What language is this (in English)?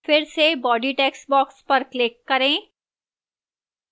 Hindi